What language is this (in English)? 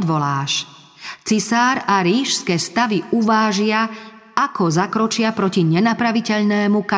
Slovak